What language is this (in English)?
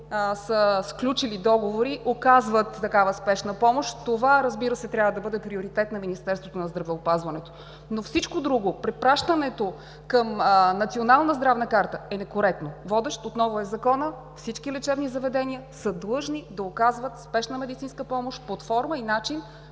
Bulgarian